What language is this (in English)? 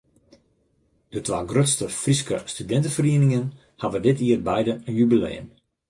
Western Frisian